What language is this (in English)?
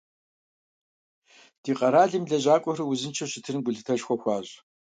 Kabardian